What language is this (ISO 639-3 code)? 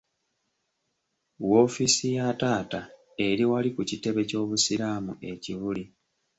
lug